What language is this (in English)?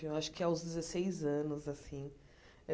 Portuguese